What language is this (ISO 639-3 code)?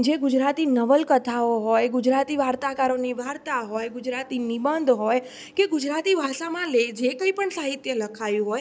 guj